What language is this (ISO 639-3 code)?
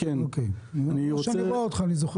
heb